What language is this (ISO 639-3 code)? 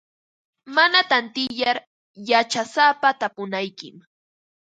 qva